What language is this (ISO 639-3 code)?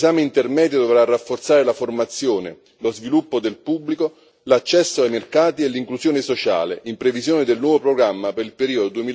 ita